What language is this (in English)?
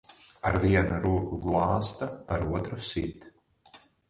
Latvian